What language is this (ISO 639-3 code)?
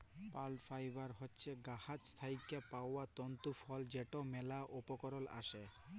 ben